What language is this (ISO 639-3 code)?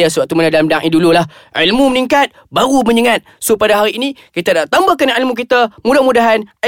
msa